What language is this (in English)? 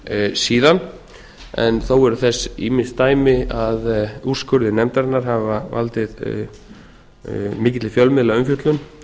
Icelandic